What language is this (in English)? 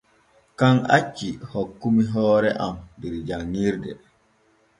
Borgu Fulfulde